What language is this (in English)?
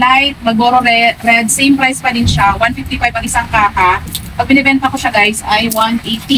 Filipino